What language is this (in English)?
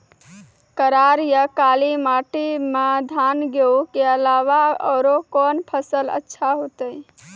Maithili